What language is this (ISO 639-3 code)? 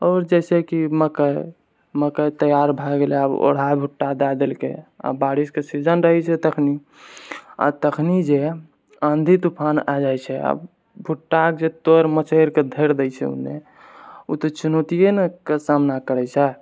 mai